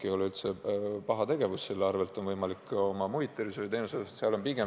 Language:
Estonian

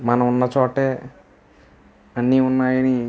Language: Telugu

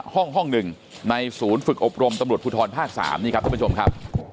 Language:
Thai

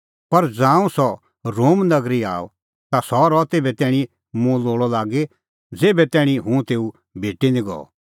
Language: Kullu Pahari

